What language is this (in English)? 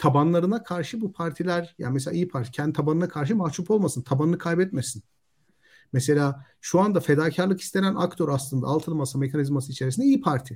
Turkish